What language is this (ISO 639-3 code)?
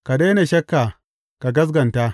hau